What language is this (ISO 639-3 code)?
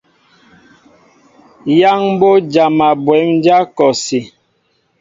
mbo